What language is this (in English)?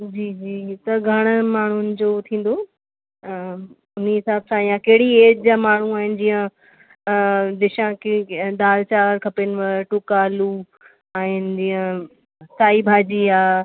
Sindhi